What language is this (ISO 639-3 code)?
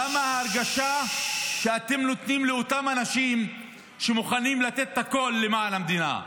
heb